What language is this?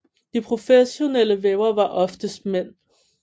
Danish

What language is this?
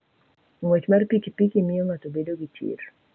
Luo (Kenya and Tanzania)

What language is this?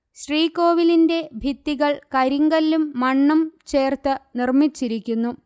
Malayalam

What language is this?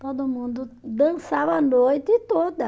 Portuguese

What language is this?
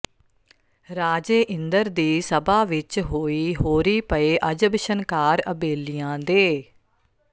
Punjabi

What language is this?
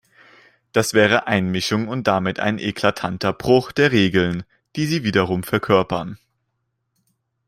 German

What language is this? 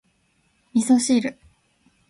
Japanese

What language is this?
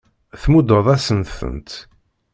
Kabyle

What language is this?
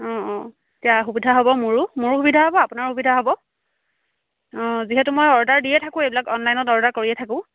Assamese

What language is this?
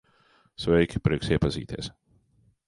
Latvian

